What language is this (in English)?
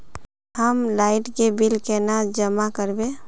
Magahi